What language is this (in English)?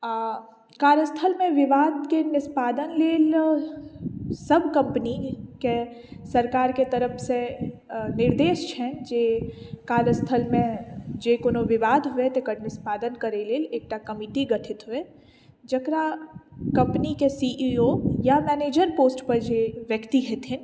Maithili